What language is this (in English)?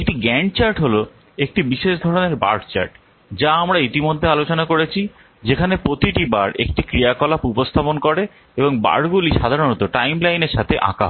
Bangla